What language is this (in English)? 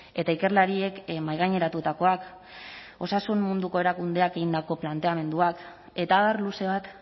Basque